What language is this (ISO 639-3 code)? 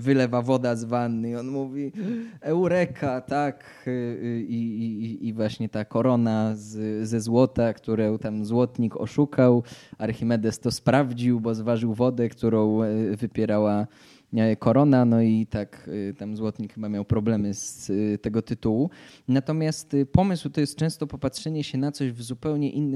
pol